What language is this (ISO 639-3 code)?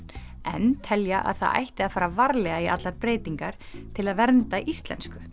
isl